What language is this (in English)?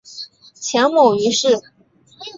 Chinese